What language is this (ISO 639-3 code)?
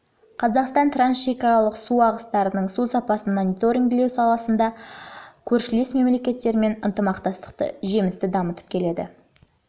kaz